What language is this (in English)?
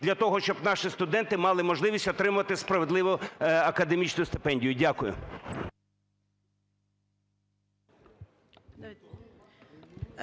Ukrainian